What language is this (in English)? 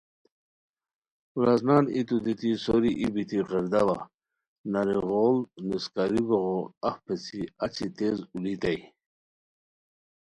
Khowar